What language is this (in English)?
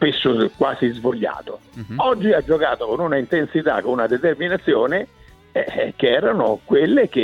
Italian